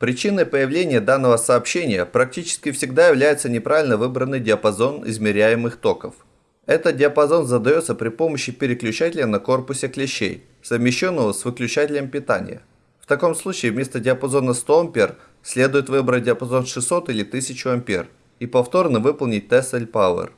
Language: Russian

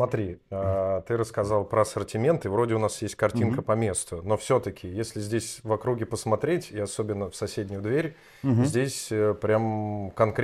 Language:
Russian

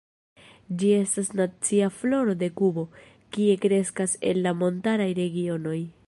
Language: Esperanto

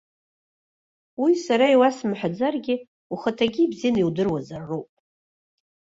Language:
Abkhazian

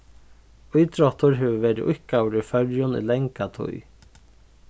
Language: Faroese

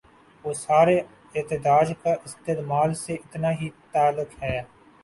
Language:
Urdu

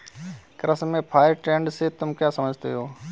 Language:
Hindi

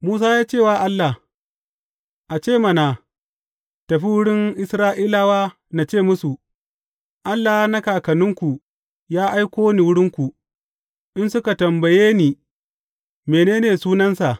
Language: Hausa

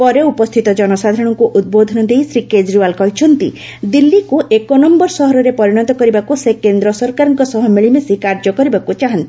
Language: Odia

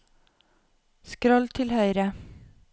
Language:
Norwegian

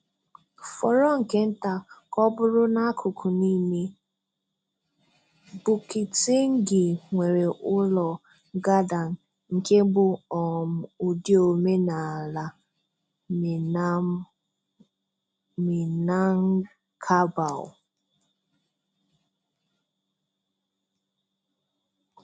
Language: Igbo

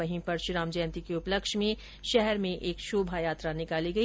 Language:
Hindi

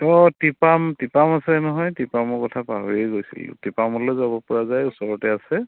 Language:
Assamese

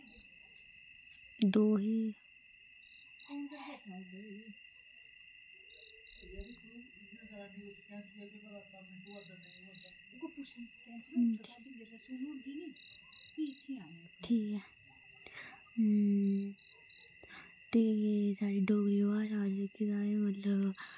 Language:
Dogri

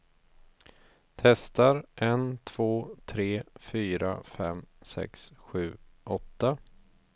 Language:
Swedish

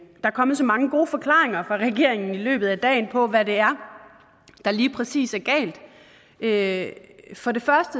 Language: Danish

